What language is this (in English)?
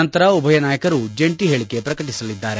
Kannada